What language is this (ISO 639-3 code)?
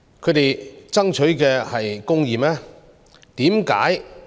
yue